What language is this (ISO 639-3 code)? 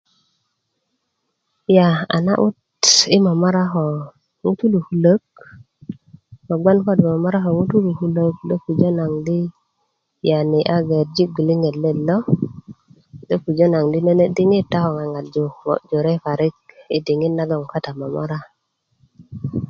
ukv